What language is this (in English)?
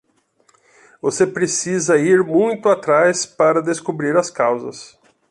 Portuguese